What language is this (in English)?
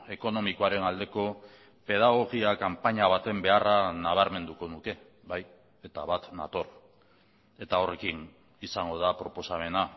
Basque